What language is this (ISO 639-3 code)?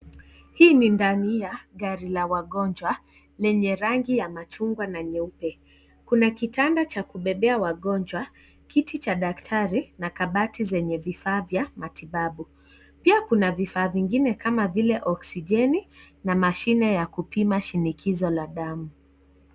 swa